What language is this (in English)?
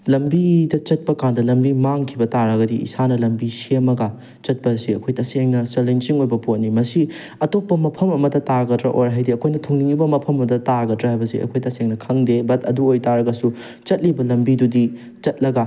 Manipuri